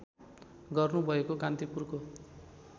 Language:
Nepali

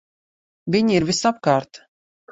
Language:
Latvian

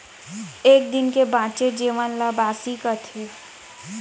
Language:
Chhattisgarhi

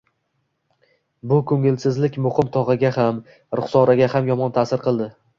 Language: Uzbek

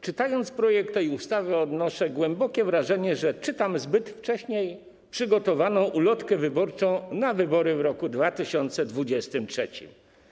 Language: Polish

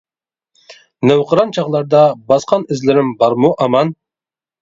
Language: Uyghur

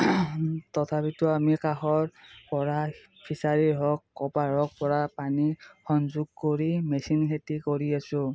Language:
Assamese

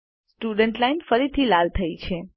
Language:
Gujarati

